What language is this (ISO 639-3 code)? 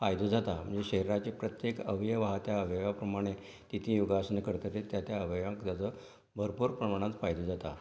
kok